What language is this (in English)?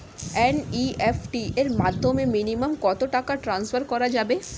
Bangla